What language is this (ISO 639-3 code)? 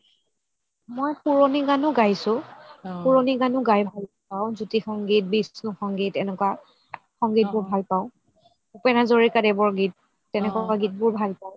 asm